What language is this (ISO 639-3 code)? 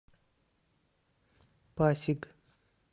rus